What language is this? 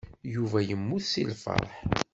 Kabyle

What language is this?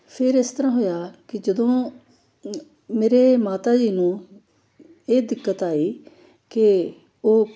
Punjabi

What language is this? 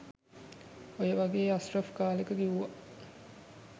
Sinhala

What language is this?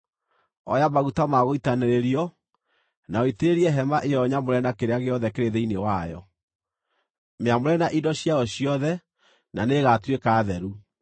Kikuyu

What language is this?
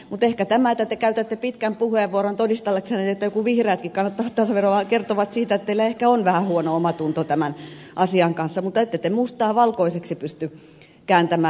Finnish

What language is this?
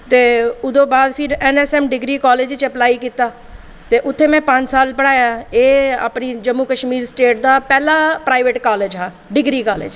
Dogri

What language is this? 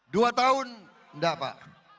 Indonesian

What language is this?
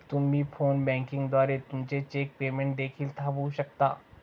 Marathi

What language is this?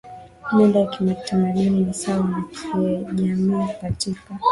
Swahili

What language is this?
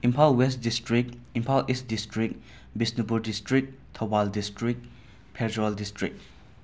Manipuri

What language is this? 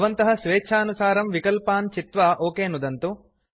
Sanskrit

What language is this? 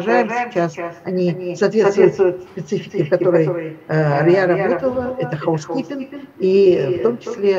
Russian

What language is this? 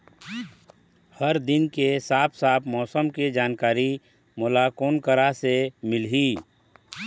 Chhattisgarhi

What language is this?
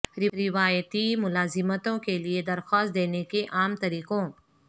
Urdu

